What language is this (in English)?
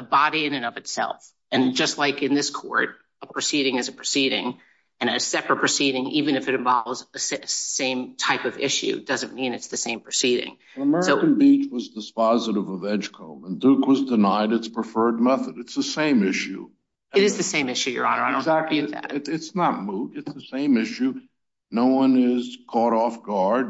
English